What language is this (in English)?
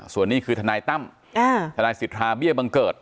Thai